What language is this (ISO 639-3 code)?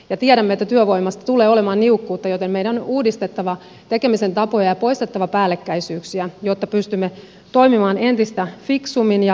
fin